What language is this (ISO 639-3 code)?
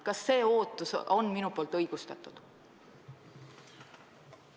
est